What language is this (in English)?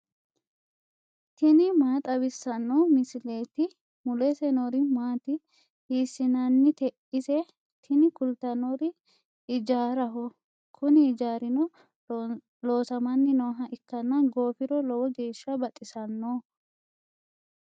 Sidamo